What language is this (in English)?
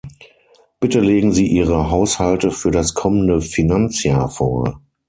German